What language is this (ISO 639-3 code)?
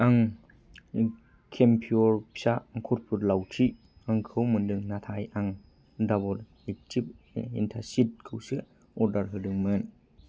brx